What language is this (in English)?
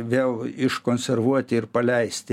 Lithuanian